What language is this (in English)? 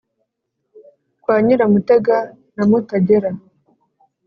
Kinyarwanda